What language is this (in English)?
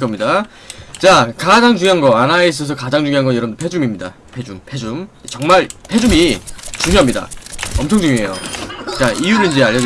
Korean